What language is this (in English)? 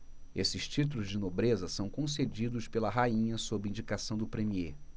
Portuguese